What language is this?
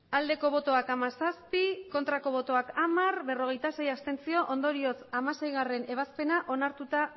Basque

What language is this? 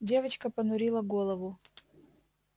Russian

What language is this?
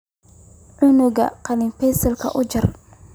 Somali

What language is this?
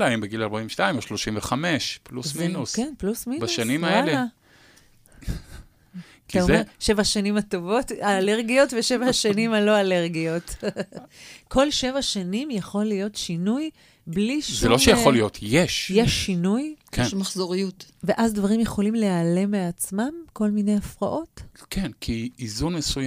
Hebrew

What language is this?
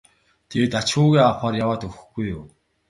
Mongolian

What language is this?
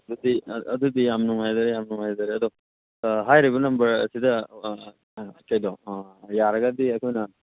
Manipuri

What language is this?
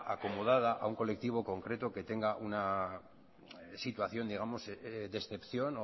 Spanish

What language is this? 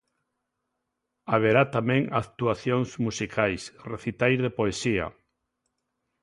Galician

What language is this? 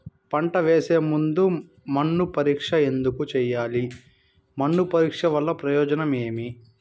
Telugu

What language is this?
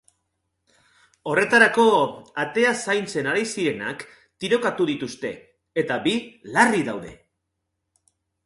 Basque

